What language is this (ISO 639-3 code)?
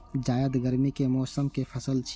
mai